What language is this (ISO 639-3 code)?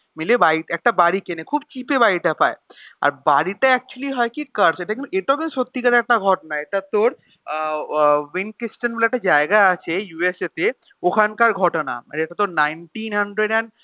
ben